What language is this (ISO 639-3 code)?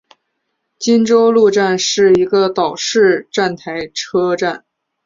zho